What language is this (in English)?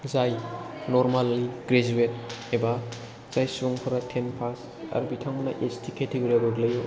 Bodo